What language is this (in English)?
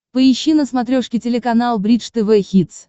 Russian